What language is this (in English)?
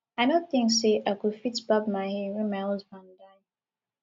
Nigerian Pidgin